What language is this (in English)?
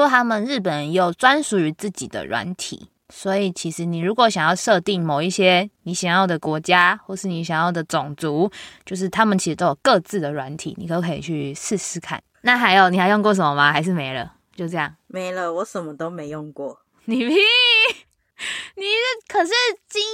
Chinese